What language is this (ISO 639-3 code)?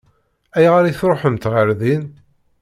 kab